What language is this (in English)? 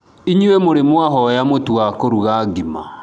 Kikuyu